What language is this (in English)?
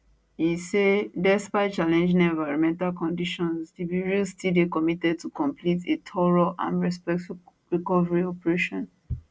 Nigerian Pidgin